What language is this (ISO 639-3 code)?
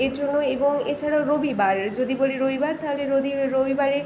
ben